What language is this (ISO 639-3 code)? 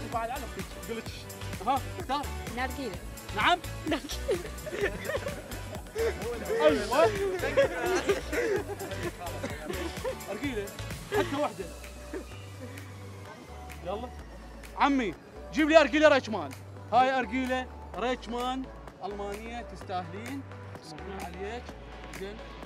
ara